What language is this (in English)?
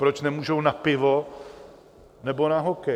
Czech